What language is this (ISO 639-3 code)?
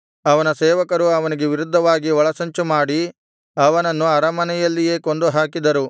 kan